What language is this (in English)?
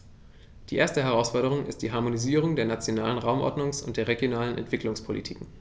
German